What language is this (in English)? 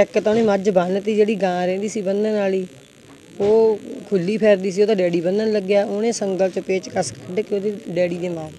Punjabi